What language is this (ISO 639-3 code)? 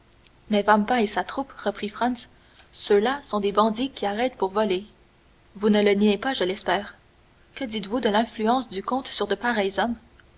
fra